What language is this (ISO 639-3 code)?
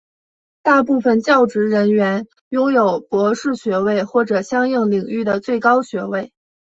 zho